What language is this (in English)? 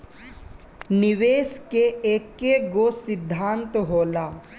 Bhojpuri